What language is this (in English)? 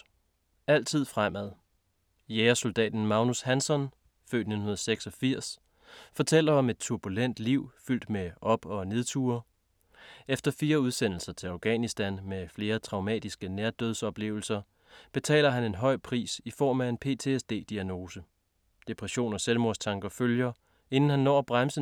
Danish